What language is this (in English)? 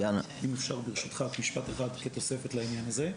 Hebrew